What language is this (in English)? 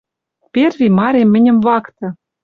Western Mari